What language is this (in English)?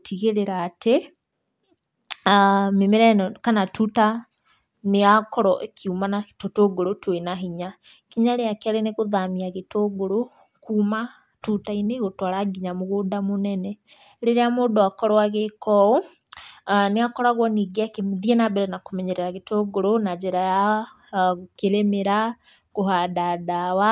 Kikuyu